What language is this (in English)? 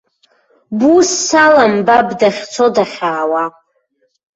Abkhazian